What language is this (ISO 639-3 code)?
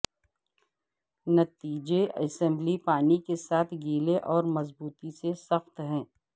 urd